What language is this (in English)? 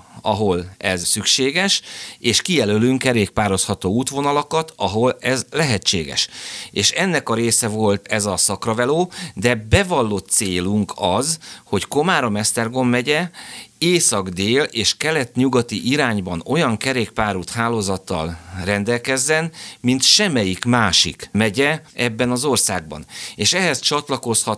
Hungarian